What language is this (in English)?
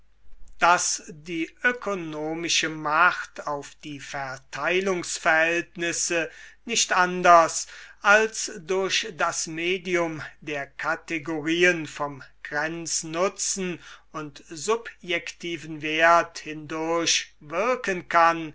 German